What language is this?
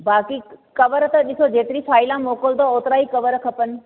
Sindhi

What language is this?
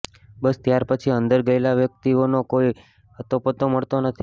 Gujarati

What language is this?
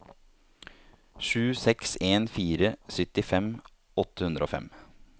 Norwegian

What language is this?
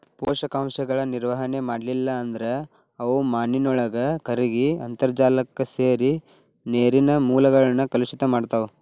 Kannada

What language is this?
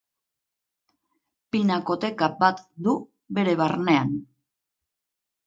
Basque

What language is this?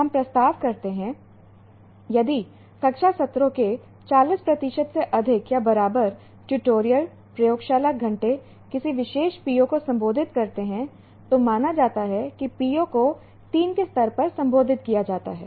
Hindi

